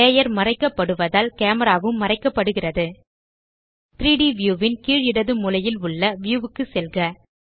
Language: Tamil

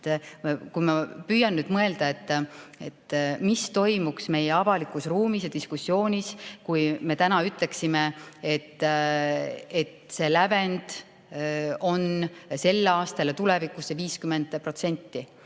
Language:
Estonian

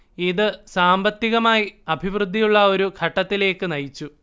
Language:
Malayalam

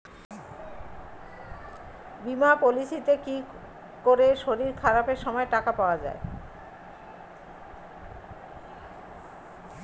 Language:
Bangla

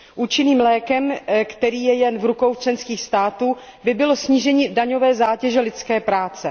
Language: Czech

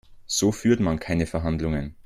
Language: German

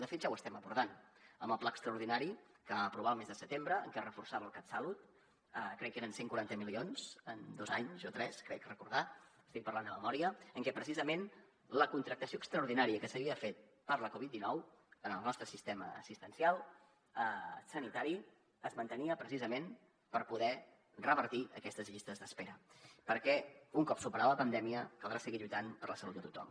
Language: Catalan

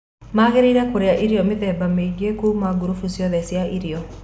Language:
Kikuyu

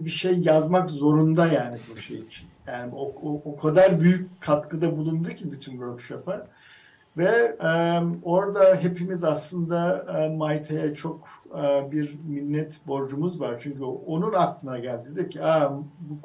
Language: Turkish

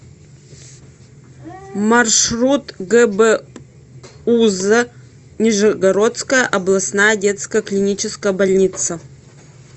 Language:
Russian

